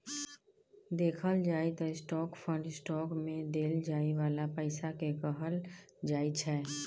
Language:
Maithili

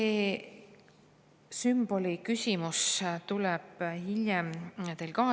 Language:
Estonian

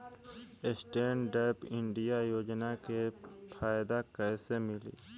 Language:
Bhojpuri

